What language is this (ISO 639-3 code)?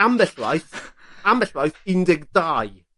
cym